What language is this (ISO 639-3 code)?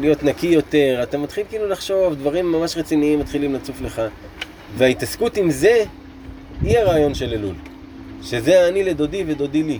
heb